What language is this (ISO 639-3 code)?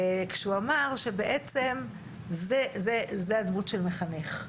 heb